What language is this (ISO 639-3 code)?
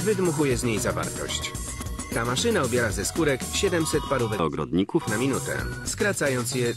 pol